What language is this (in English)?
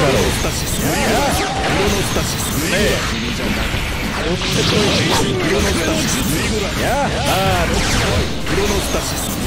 Japanese